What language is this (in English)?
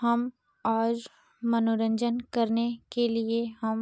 Hindi